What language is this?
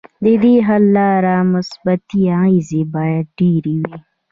Pashto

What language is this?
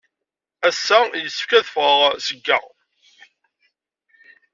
Kabyle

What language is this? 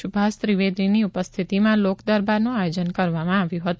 Gujarati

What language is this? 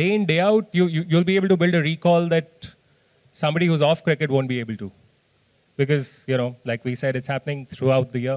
English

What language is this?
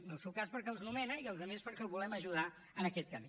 Catalan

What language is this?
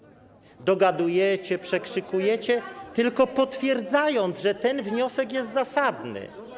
Polish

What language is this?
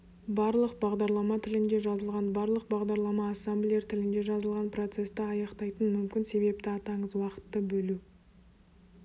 Kazakh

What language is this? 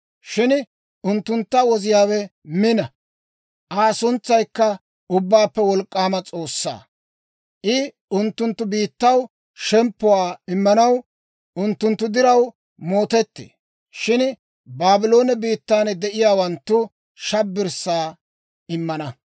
Dawro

